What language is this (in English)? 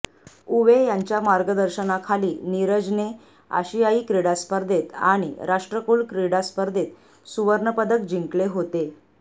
Marathi